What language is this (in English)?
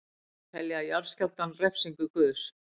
Icelandic